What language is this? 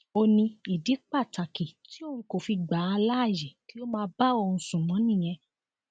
Yoruba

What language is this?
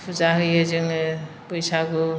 Bodo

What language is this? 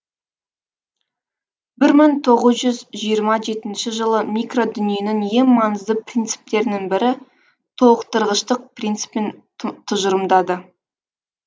Kazakh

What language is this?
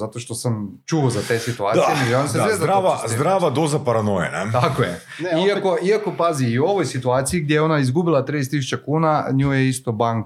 Croatian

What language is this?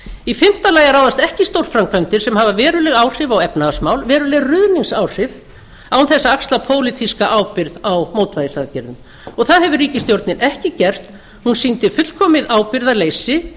Icelandic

